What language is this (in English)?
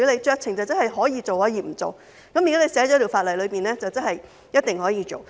Cantonese